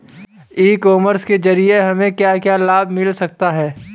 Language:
Hindi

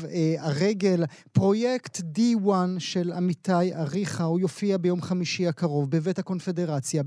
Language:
Hebrew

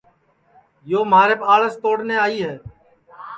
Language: Sansi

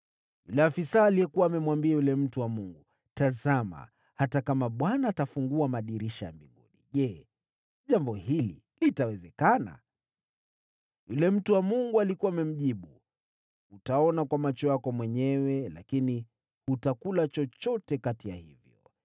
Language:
Swahili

